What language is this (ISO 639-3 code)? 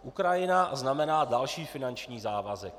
ces